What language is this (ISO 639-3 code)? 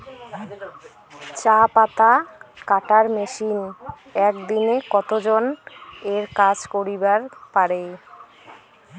ben